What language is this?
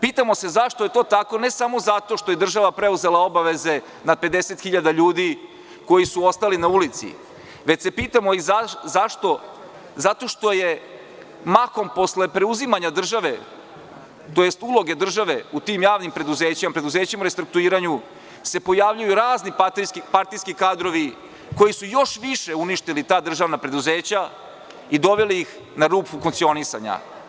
Serbian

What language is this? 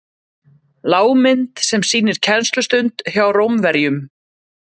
Icelandic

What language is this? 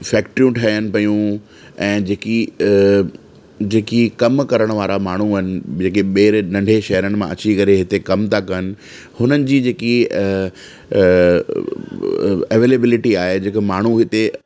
Sindhi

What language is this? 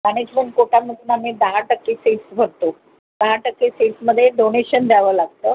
Marathi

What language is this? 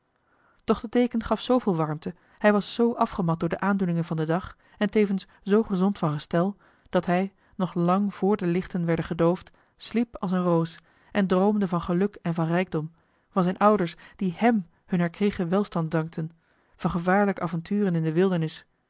Dutch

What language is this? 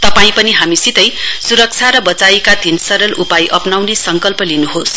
Nepali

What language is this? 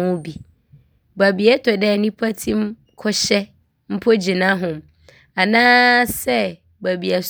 Abron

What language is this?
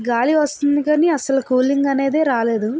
Telugu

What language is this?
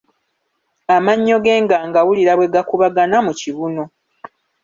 Ganda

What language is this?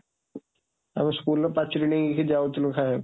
Odia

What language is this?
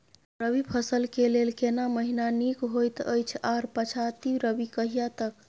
Maithili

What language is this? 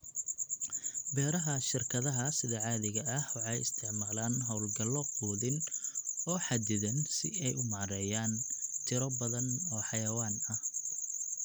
Somali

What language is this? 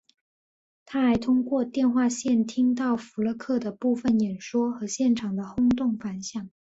Chinese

